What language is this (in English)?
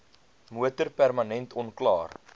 Afrikaans